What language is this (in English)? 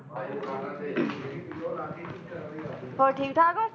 Punjabi